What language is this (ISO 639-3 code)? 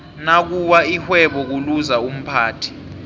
nbl